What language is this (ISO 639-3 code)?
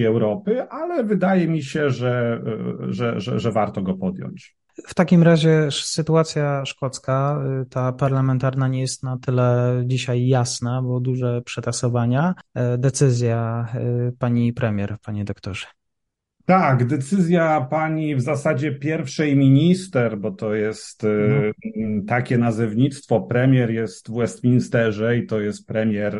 pol